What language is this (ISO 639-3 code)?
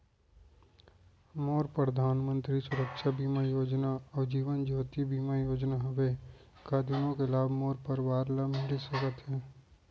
hne